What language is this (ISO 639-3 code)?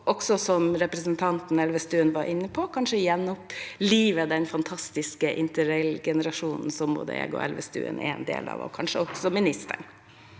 nor